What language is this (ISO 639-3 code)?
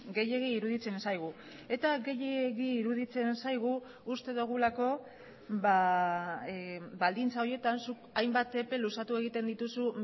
eus